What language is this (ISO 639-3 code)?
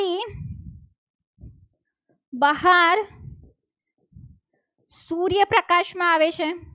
guj